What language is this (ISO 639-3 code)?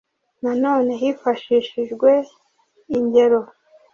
kin